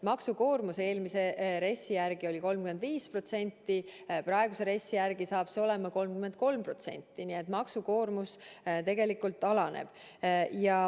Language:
Estonian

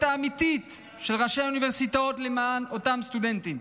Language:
Hebrew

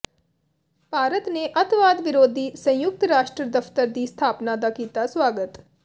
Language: Punjabi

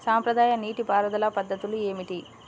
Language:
Telugu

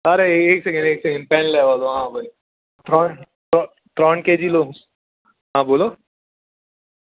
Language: Gujarati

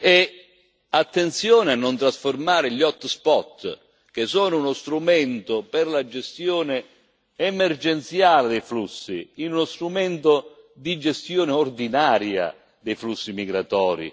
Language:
Italian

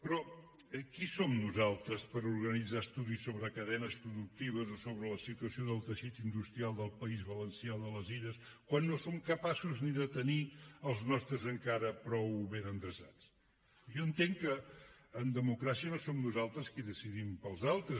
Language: Catalan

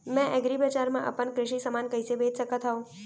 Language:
Chhattisgarhi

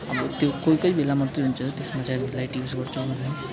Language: Nepali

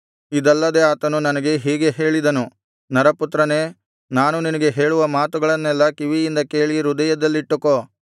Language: Kannada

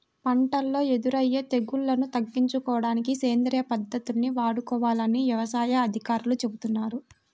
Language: Telugu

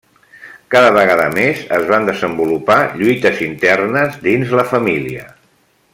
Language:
Catalan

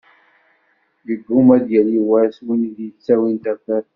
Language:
Kabyle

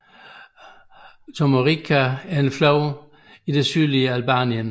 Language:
Danish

